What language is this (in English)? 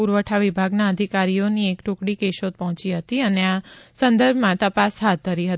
Gujarati